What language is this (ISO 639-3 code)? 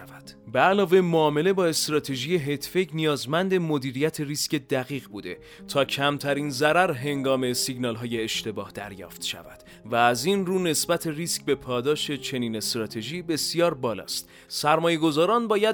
fas